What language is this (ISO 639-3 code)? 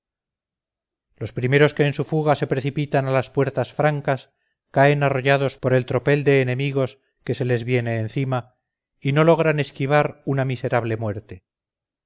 spa